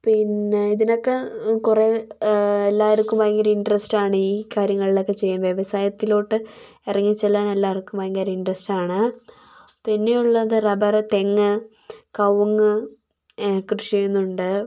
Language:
Malayalam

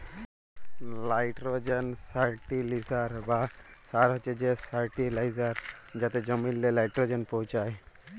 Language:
Bangla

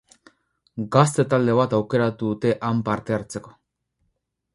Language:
Basque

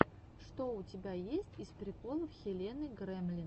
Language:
Russian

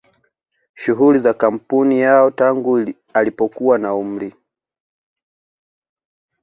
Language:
Swahili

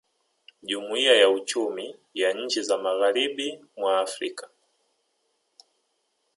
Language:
Swahili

